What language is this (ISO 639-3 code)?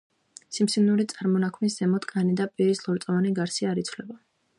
kat